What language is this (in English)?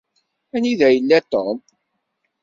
Kabyle